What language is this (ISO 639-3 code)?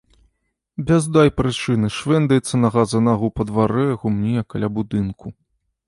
bel